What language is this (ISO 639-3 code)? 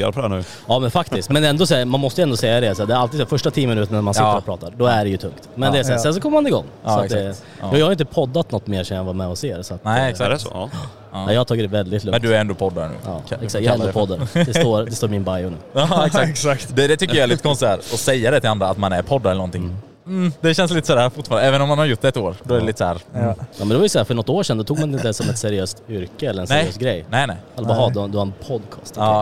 swe